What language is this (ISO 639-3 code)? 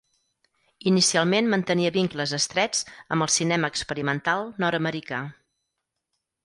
cat